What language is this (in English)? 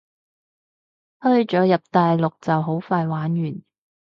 Cantonese